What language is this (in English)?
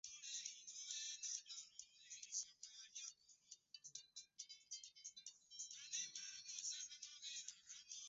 Swahili